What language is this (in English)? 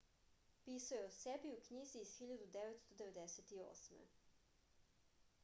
Serbian